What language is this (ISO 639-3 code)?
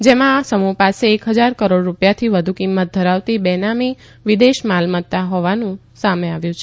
guj